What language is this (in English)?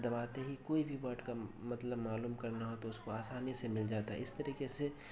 Urdu